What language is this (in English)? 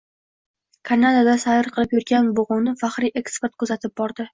Uzbek